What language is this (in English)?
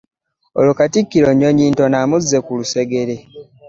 Ganda